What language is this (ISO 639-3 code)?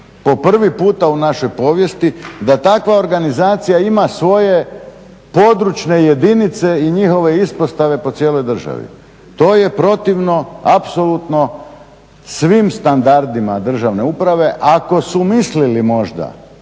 hrv